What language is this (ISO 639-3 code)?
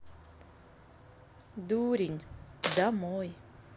rus